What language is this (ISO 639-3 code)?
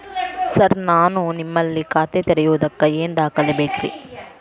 kan